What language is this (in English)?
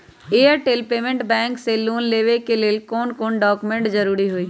Magahi